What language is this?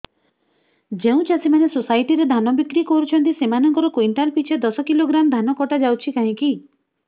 Odia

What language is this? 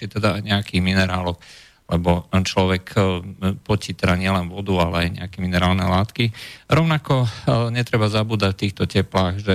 Slovak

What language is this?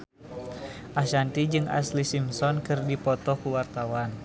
Sundanese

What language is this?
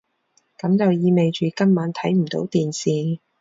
Cantonese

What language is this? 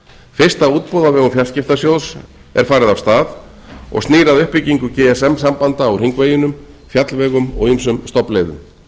Icelandic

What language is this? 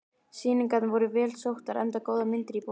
Icelandic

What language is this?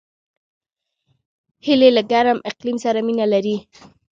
Pashto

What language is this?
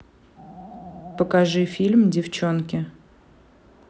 Russian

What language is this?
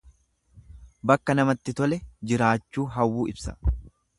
Oromo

